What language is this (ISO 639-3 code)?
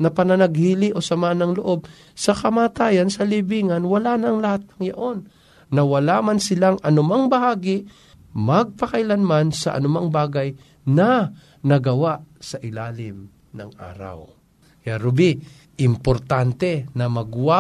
fil